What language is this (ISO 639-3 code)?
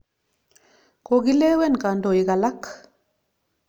kln